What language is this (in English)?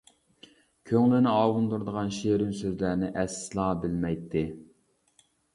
Uyghur